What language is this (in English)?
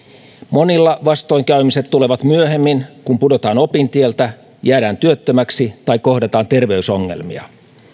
Finnish